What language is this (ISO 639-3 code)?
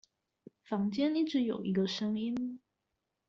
zho